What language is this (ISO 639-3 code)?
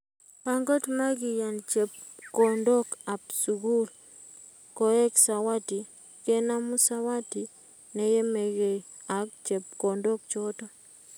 kln